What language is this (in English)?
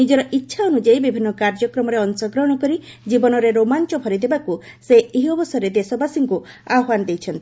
Odia